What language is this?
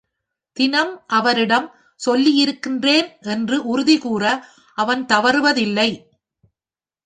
Tamil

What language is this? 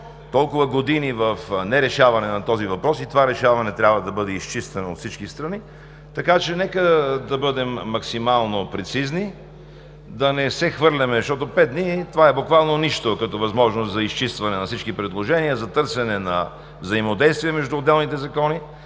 Bulgarian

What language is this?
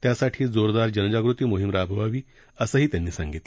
Marathi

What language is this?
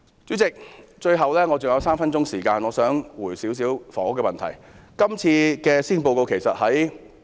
Cantonese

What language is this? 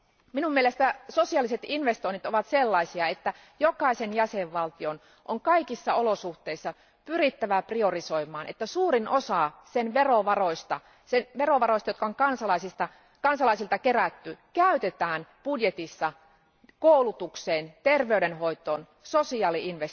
Finnish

